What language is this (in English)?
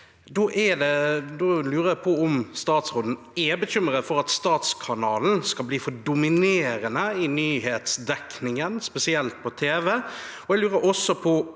Norwegian